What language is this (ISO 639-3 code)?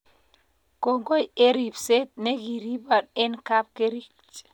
kln